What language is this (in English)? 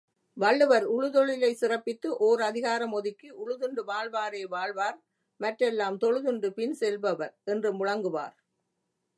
Tamil